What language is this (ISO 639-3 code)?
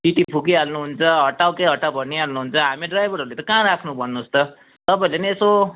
nep